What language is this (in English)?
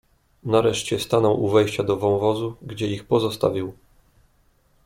Polish